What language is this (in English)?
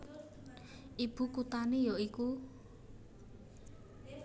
Javanese